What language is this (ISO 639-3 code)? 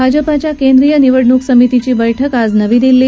mar